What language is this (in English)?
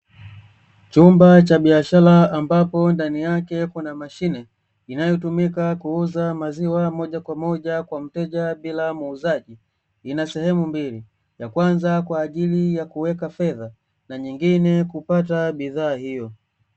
Swahili